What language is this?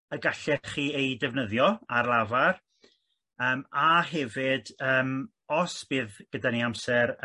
Welsh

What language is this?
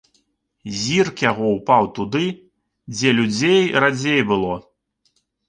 Belarusian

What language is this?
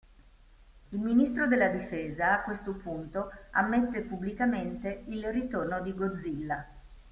Italian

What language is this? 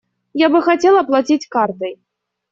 Russian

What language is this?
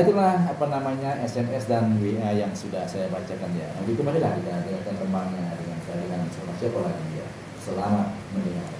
Indonesian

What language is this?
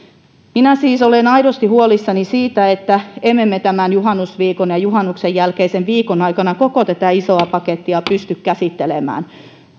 Finnish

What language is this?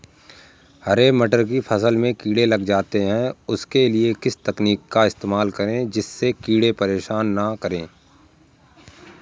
Hindi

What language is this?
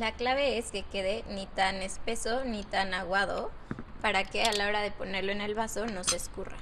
Spanish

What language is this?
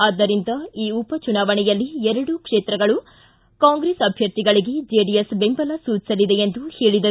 Kannada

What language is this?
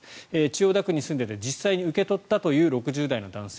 Japanese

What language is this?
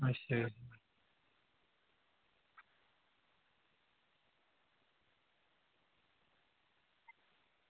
Dogri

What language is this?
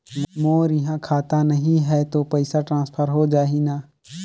Chhattisgarhi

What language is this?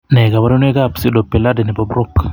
Kalenjin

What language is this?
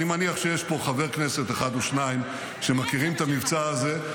Hebrew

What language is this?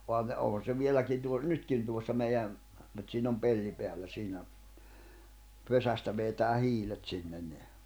Finnish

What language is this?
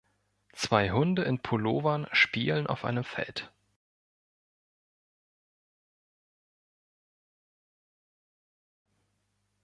German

